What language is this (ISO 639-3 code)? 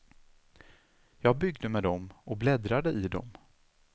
swe